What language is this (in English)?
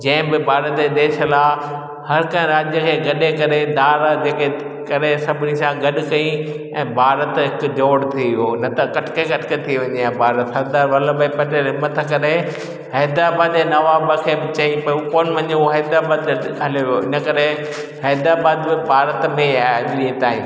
Sindhi